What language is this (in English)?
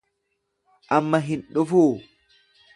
Oromo